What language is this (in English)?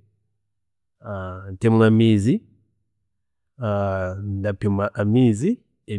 Chiga